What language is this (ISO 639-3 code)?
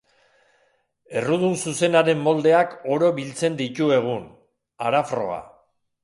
eus